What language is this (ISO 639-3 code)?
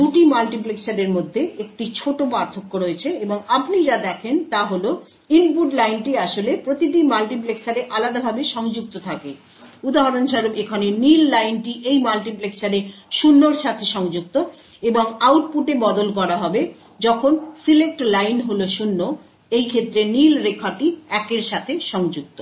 ben